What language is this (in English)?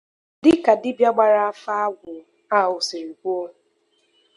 Igbo